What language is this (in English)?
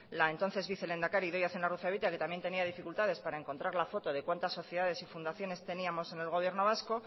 Spanish